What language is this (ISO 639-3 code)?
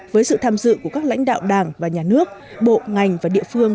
vie